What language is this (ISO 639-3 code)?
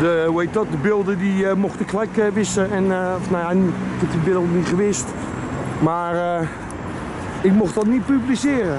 nld